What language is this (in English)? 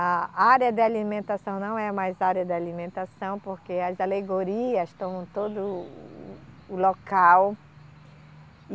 Portuguese